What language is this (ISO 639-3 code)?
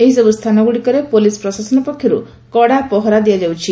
ori